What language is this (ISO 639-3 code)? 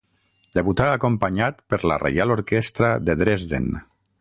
cat